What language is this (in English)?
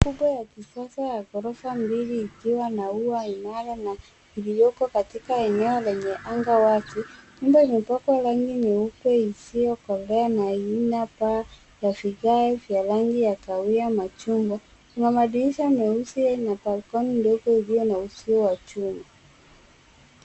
Swahili